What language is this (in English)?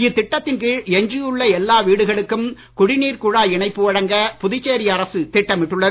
Tamil